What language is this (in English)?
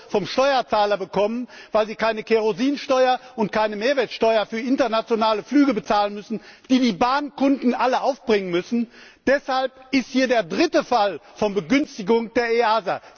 German